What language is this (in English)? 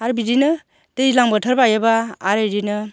Bodo